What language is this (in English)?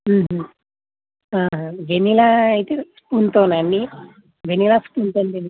Telugu